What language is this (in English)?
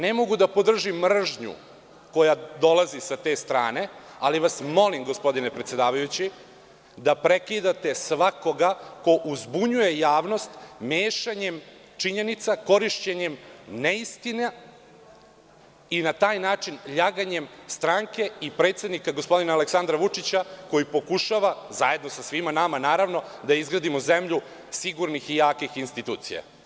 Serbian